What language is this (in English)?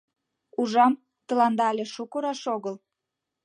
Mari